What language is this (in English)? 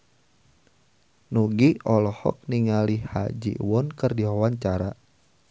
Sundanese